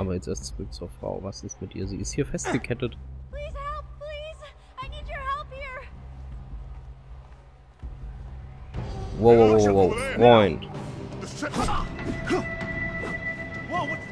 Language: German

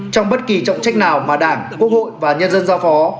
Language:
Vietnamese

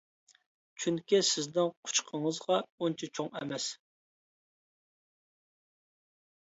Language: Uyghur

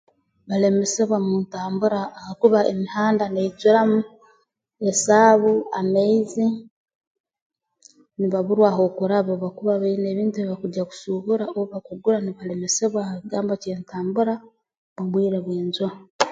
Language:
Tooro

